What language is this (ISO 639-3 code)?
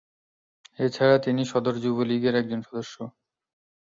ben